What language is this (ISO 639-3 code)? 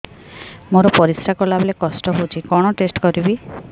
ori